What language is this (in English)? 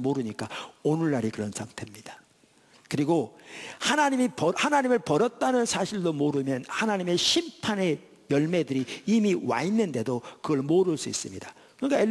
Korean